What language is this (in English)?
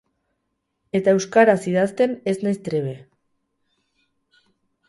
Basque